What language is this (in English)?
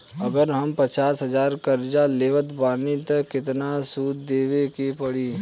Bhojpuri